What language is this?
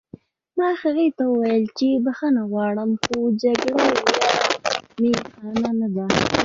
Pashto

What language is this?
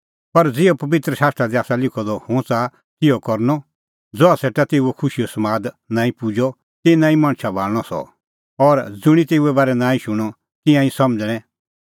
Kullu Pahari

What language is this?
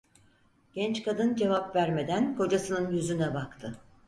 Turkish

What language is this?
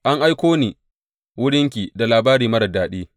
Hausa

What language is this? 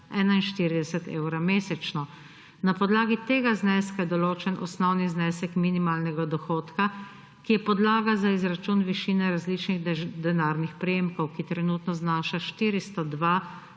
Slovenian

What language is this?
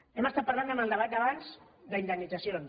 Catalan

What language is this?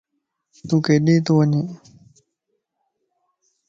Lasi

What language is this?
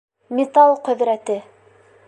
Bashkir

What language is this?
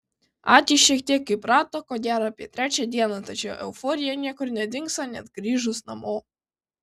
Lithuanian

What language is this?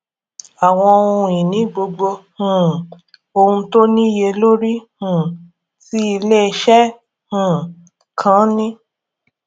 Yoruba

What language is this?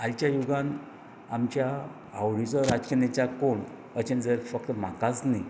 Konkani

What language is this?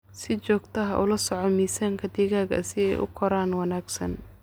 Somali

